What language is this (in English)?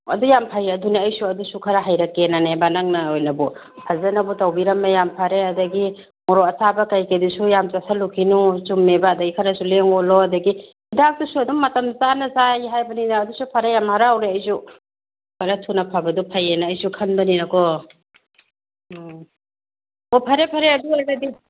Manipuri